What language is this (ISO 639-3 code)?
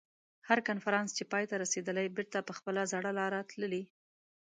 pus